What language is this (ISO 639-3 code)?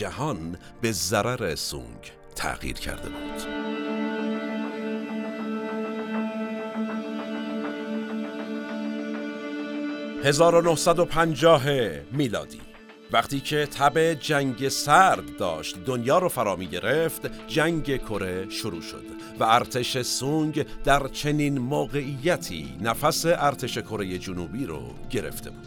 fas